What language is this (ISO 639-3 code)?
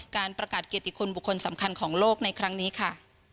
tha